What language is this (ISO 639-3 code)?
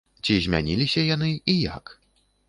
bel